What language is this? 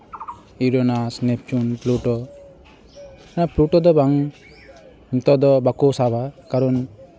Santali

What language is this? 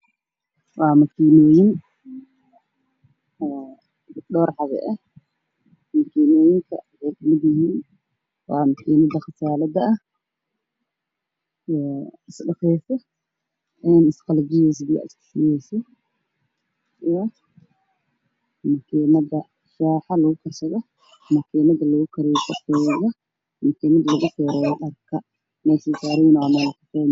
Somali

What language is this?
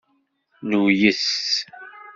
Kabyle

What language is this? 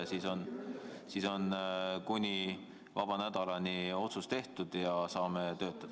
Estonian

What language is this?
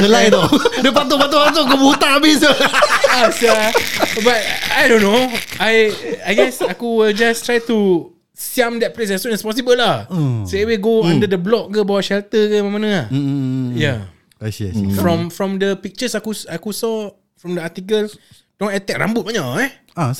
Malay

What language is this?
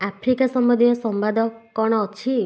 Odia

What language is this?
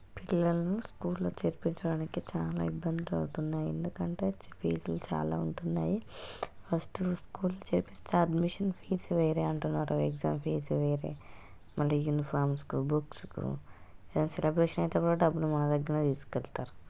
Telugu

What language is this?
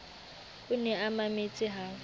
Southern Sotho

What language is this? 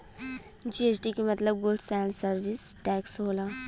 Bhojpuri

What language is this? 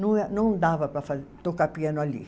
Portuguese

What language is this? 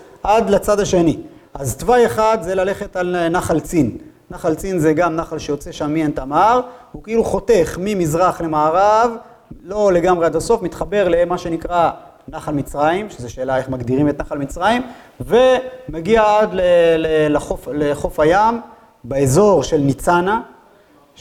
Hebrew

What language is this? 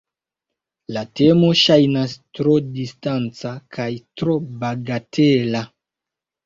Esperanto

